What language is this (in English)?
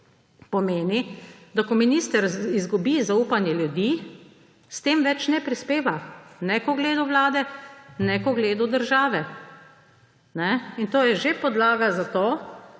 Slovenian